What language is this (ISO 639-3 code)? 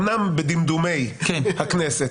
heb